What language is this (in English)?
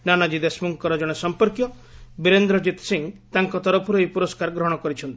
Odia